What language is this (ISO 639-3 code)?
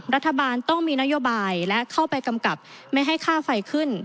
tha